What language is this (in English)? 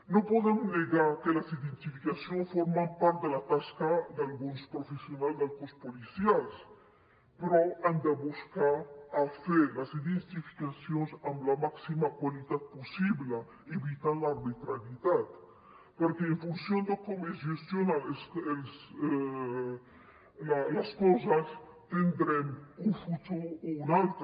Catalan